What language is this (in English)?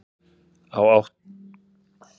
Icelandic